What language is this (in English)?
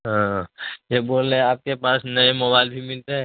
Urdu